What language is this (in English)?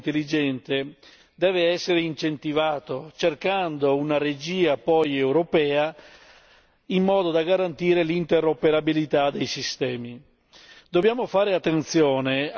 Italian